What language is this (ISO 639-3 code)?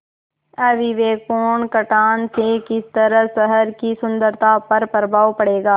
hin